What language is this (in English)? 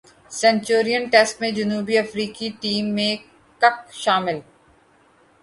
Urdu